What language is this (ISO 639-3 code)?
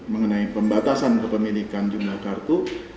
ind